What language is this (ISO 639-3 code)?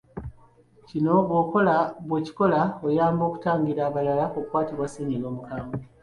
lug